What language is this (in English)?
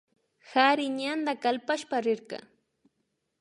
Imbabura Highland Quichua